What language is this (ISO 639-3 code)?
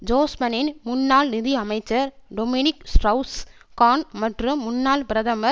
tam